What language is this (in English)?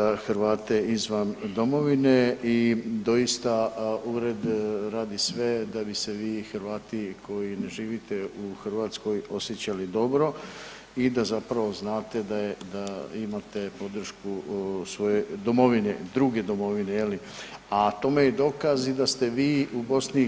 Croatian